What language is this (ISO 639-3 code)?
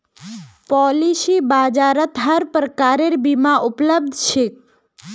mag